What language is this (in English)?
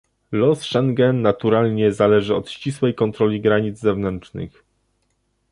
Polish